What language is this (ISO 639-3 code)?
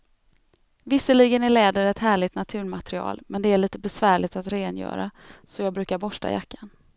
swe